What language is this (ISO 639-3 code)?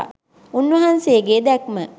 sin